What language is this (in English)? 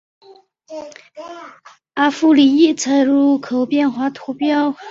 Chinese